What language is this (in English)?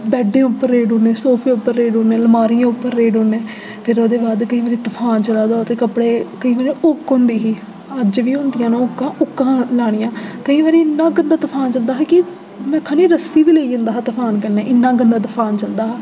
Dogri